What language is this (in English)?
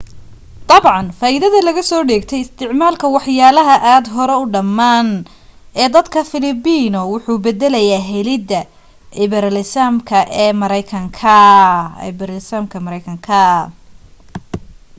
Somali